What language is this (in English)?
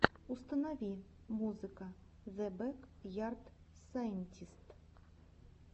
Russian